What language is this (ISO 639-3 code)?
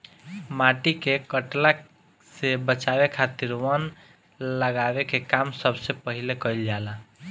bho